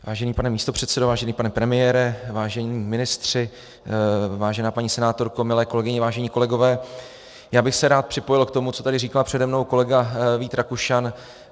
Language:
Czech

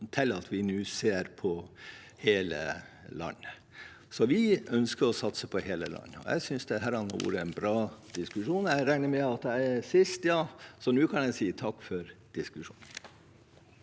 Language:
Norwegian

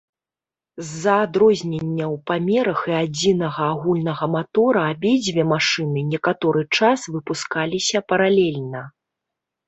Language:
Belarusian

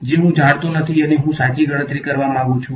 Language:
Gujarati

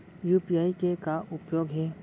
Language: Chhattisgarhi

